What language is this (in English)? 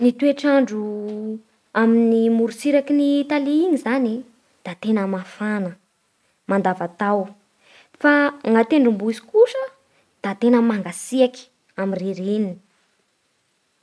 Bara Malagasy